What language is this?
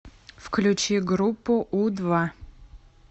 Russian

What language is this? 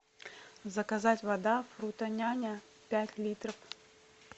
Russian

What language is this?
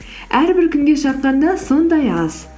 Kazakh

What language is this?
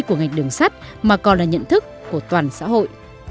Vietnamese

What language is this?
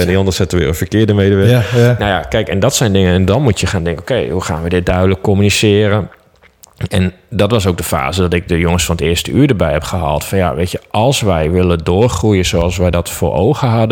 Dutch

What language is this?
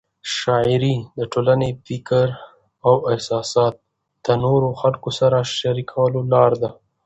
Pashto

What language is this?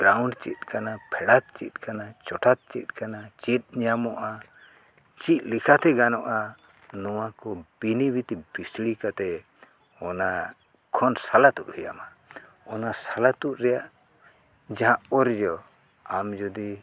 Santali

